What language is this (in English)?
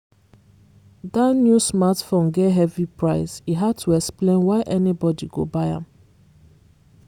Nigerian Pidgin